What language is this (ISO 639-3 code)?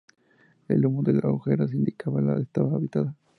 spa